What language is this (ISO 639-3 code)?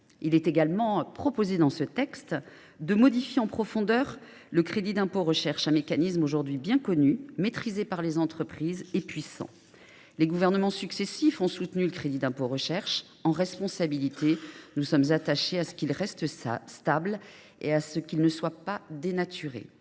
fra